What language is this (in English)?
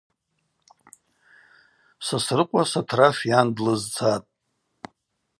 Abaza